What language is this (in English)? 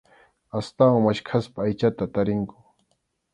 Arequipa-La Unión Quechua